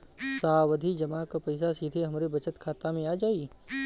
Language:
Bhojpuri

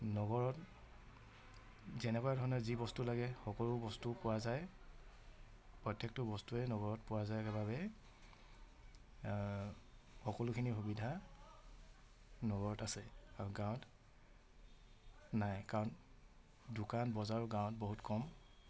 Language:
Assamese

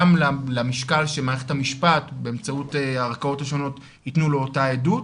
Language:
Hebrew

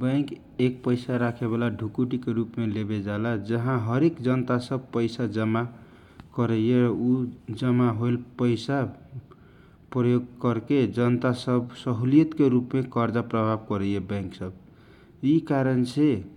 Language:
Kochila Tharu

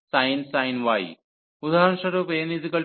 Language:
Bangla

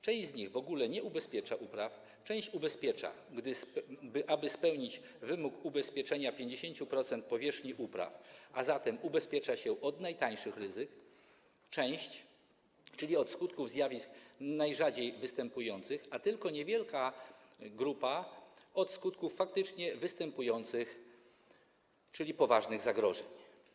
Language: Polish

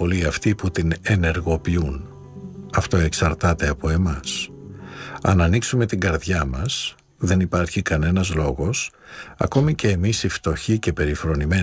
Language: Greek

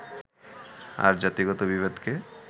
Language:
Bangla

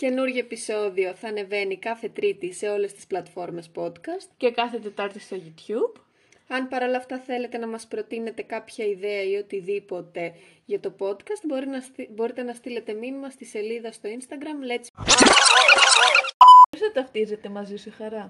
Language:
Greek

